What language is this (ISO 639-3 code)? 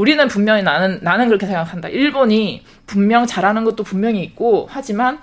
kor